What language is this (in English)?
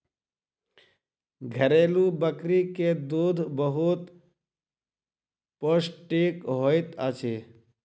Maithili